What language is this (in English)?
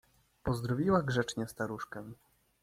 Polish